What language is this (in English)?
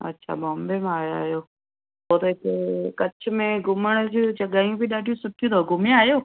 Sindhi